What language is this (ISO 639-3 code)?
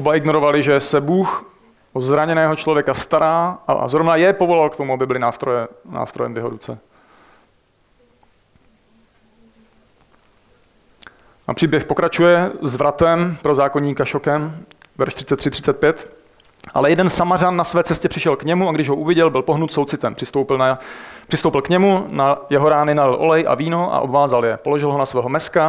ces